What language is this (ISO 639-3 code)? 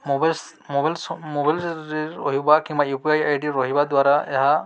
ori